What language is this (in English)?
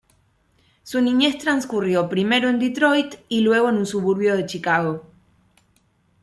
Spanish